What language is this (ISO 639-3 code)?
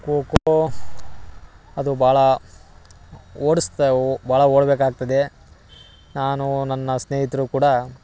kan